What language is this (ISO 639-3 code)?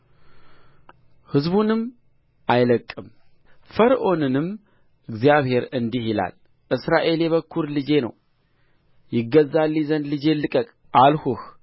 amh